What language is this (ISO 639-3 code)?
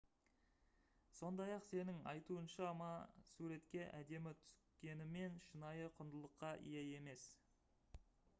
kaz